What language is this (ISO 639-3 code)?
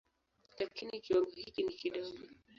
swa